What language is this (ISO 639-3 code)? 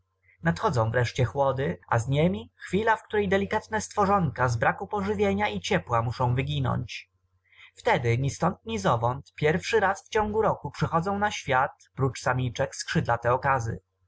pol